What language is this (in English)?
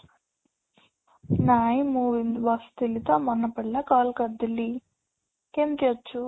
Odia